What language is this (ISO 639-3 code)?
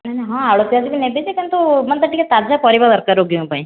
ori